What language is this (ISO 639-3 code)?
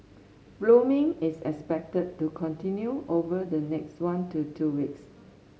eng